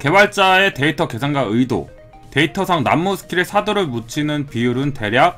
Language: Korean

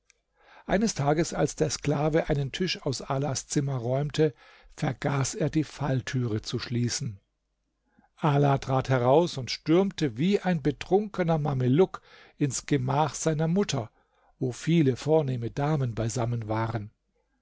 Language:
German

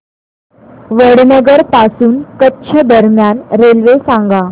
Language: Marathi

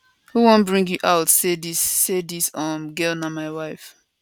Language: Nigerian Pidgin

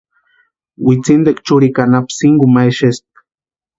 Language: Western Highland Purepecha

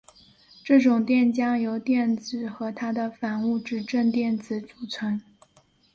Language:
Chinese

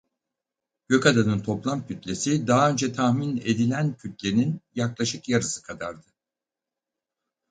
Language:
Turkish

